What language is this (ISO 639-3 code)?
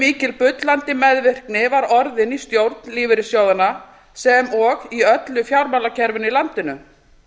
isl